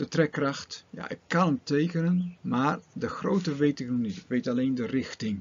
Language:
Dutch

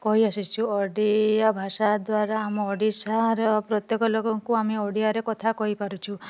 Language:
Odia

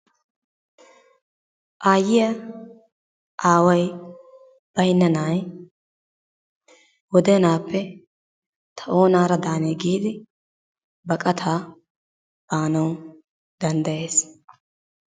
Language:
Wolaytta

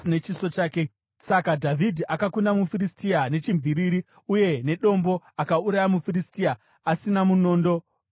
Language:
Shona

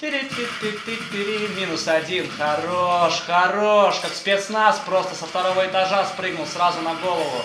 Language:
Russian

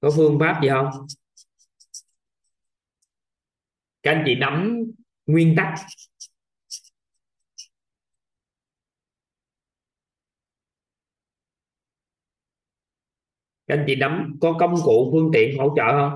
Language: Vietnamese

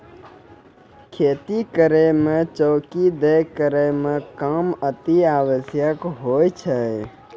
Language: Maithili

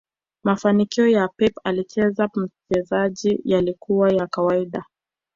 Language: Swahili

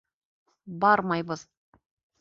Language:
Bashkir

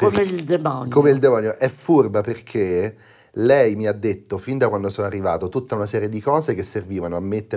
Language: Italian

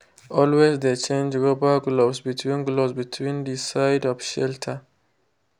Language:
Nigerian Pidgin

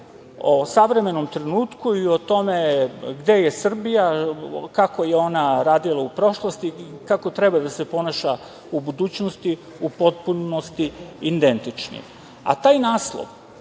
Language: Serbian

